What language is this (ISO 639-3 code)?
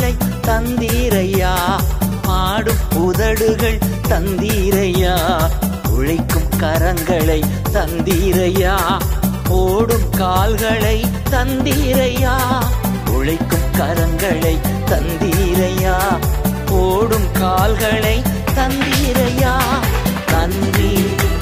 tam